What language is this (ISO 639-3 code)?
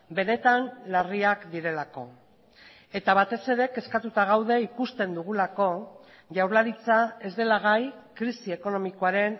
eus